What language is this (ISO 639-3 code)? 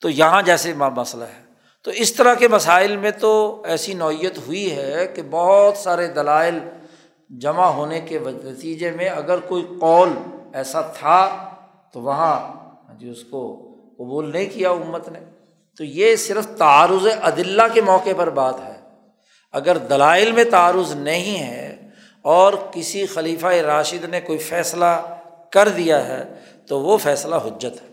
urd